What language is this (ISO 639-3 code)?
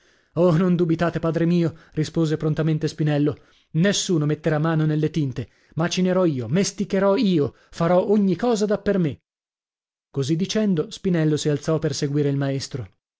ita